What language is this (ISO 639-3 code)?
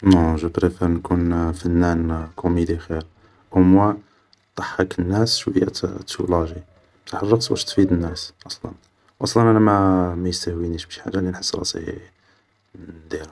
arq